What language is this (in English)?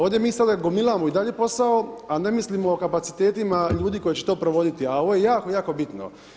Croatian